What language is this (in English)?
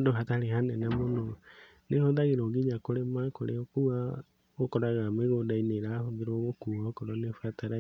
Kikuyu